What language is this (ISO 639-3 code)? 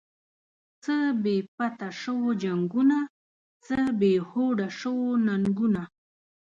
pus